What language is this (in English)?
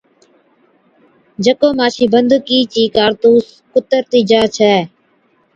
Od